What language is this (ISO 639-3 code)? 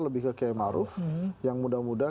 ind